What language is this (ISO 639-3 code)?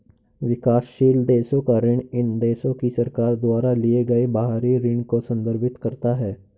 hin